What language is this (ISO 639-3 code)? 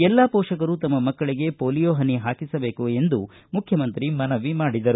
kan